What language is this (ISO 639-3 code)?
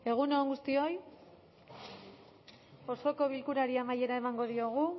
eus